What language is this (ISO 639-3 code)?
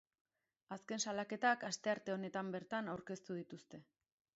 eus